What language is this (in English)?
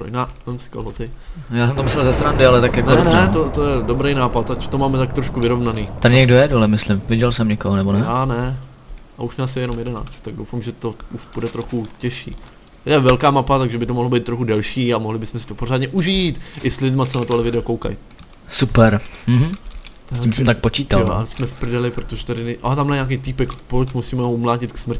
Czech